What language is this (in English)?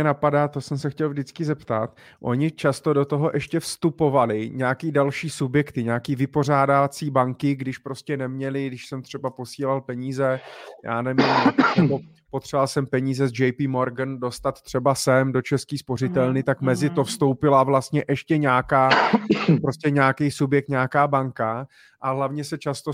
Czech